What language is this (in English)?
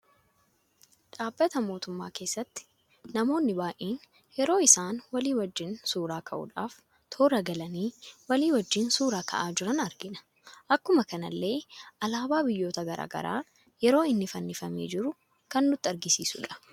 Oromo